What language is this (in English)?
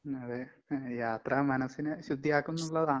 Malayalam